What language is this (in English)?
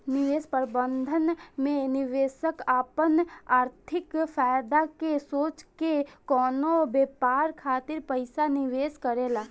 Bhojpuri